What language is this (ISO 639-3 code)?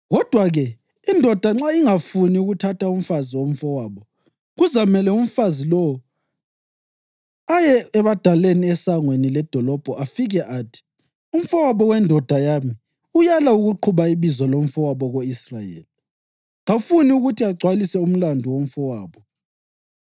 nde